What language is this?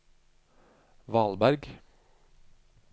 Norwegian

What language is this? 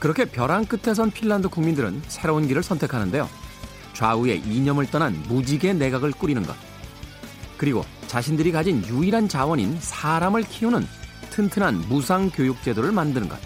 Korean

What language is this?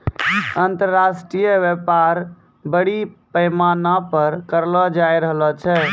Maithili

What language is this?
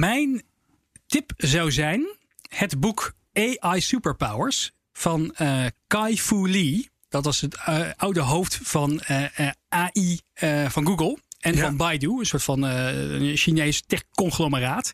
Dutch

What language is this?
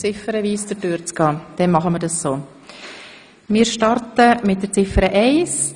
Swiss German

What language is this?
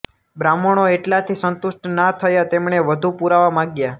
Gujarati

